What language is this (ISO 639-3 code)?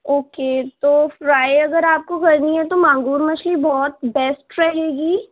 urd